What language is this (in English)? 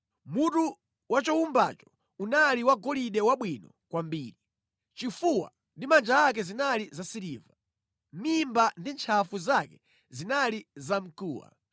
Nyanja